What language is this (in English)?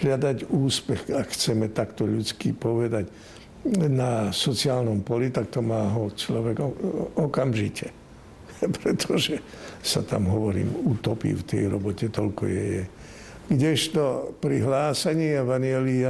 Slovak